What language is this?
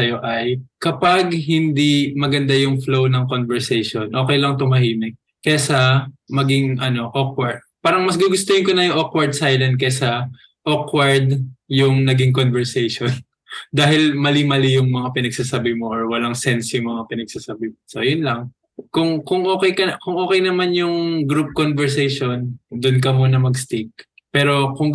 Filipino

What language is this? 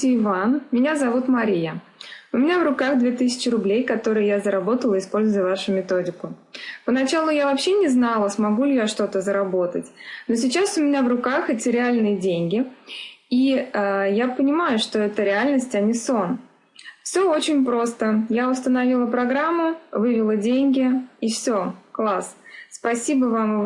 Russian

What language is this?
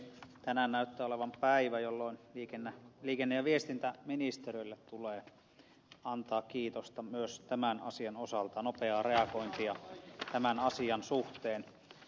Finnish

